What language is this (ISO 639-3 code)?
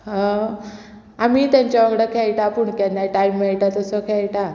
kok